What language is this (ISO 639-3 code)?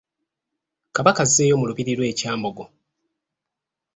lug